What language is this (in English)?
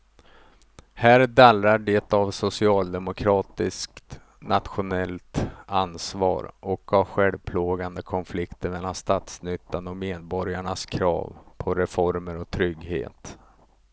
Swedish